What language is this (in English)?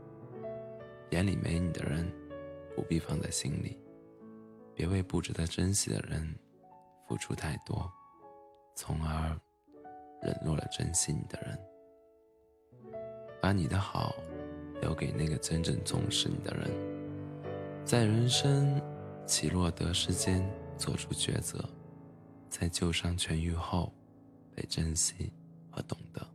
Chinese